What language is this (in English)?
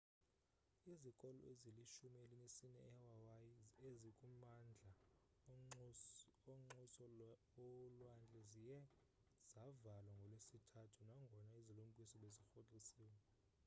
Xhosa